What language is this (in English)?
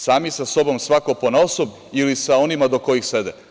Serbian